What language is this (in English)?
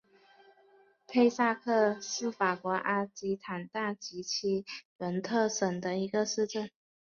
Chinese